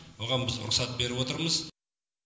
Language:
Kazakh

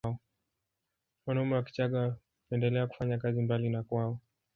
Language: Swahili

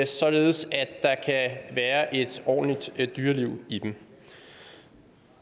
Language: Danish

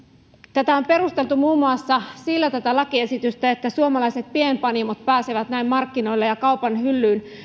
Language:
Finnish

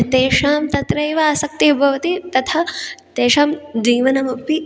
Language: Sanskrit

